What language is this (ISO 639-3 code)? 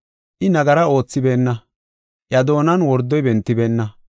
gof